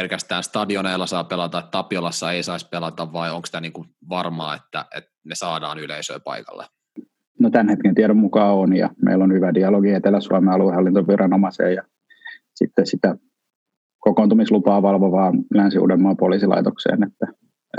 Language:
Finnish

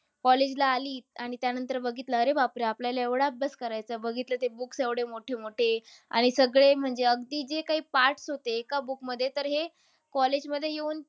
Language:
Marathi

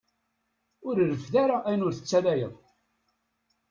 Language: Kabyle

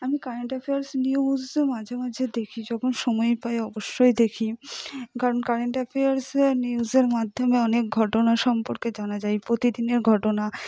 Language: Bangla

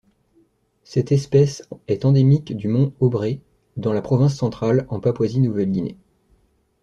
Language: French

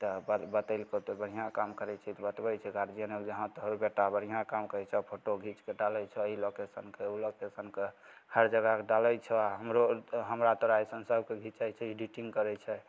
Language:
Maithili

